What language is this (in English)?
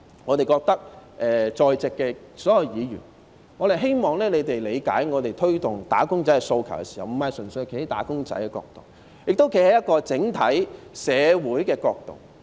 Cantonese